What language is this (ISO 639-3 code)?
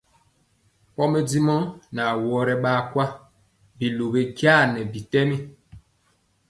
mcx